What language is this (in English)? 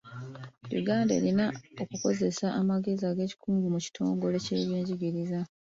Ganda